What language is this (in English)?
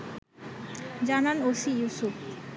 Bangla